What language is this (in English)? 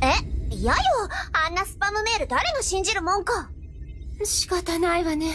Japanese